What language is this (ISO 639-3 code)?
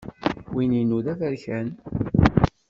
kab